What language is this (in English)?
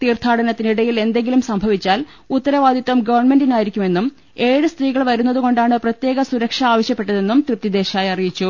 Malayalam